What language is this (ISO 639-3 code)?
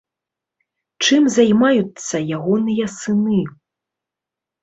bel